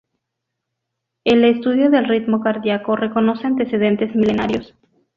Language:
Spanish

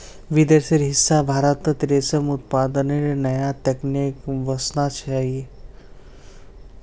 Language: Magahi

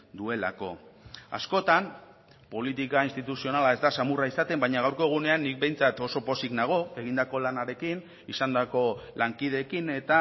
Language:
Basque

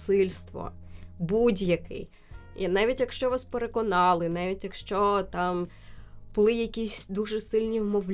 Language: Ukrainian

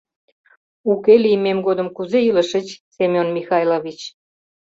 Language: Mari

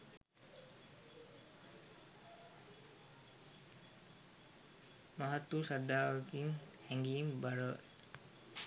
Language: Sinhala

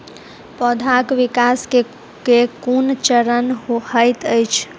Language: Maithili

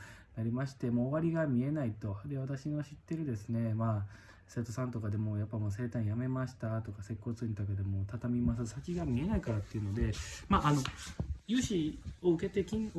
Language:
Japanese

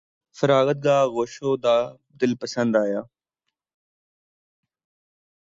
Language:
Urdu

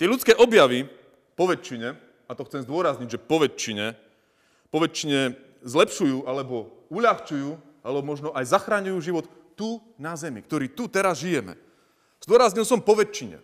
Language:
Slovak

